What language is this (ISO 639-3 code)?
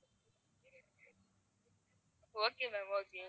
tam